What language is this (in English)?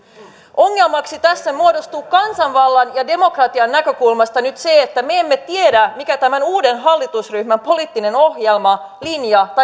Finnish